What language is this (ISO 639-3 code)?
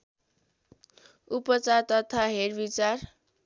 nep